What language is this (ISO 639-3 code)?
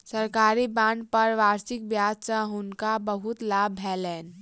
mai